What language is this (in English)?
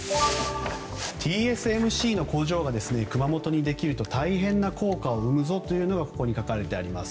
Japanese